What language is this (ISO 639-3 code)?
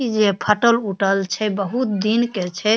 mai